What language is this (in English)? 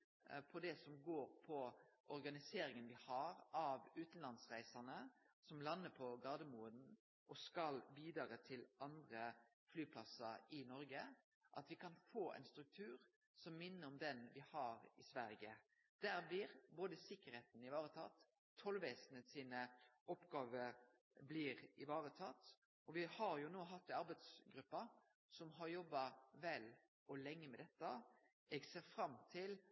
Norwegian Nynorsk